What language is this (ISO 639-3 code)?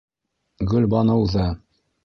bak